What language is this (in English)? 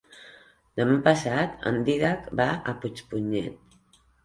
Catalan